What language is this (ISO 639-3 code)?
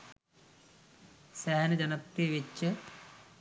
sin